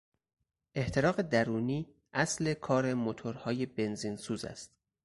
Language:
Persian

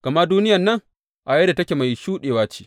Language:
Hausa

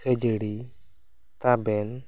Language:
Santali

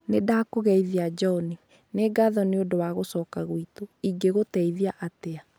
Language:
Kikuyu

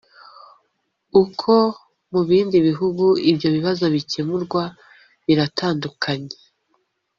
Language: Kinyarwanda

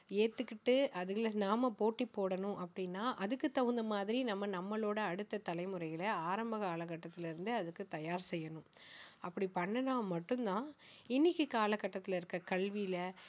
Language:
Tamil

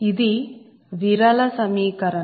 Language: Telugu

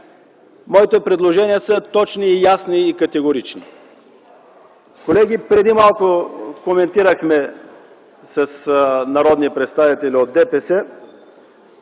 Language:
Bulgarian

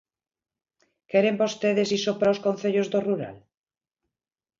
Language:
Galician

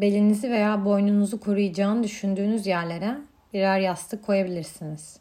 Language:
Turkish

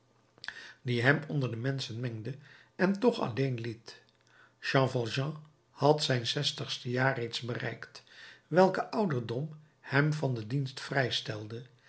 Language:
Dutch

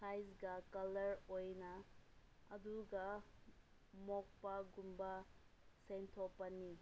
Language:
Manipuri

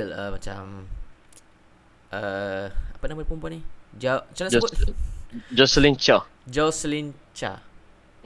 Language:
Malay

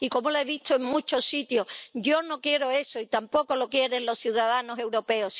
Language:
Spanish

